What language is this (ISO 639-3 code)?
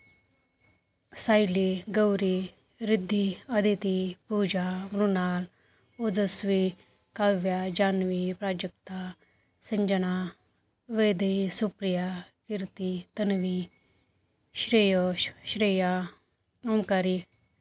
mar